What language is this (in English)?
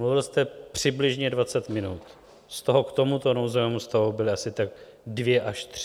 Czech